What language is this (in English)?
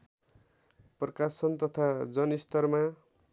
Nepali